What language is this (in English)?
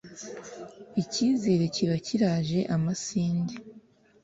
Kinyarwanda